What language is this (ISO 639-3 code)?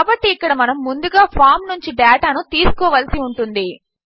tel